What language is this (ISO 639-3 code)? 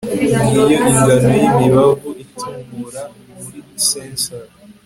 kin